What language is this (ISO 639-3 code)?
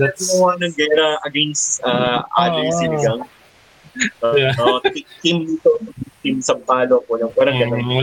fil